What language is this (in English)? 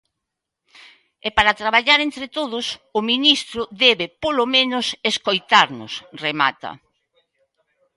Galician